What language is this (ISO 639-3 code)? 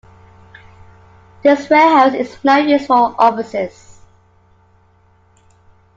eng